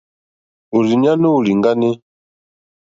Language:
Mokpwe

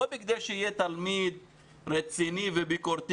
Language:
Hebrew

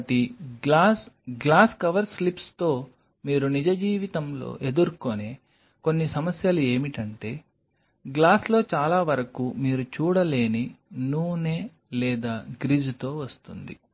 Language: Telugu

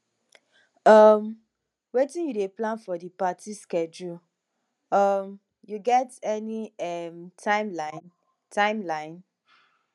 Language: Nigerian Pidgin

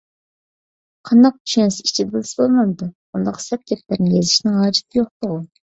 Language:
Uyghur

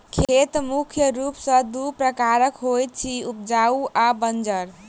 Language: Maithili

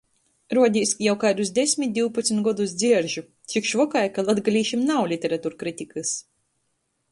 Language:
Latgalian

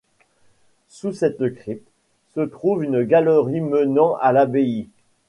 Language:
French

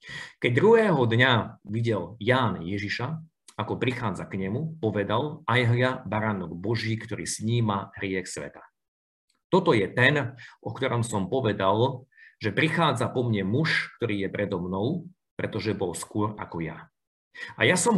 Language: Slovak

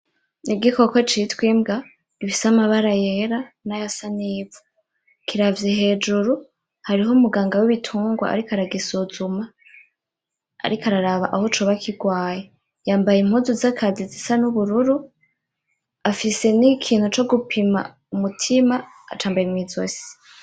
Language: Rundi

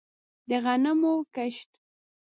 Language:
Pashto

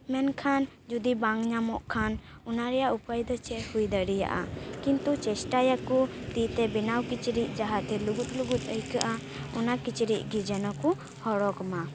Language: Santali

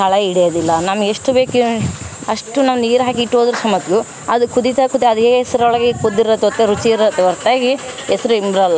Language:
Kannada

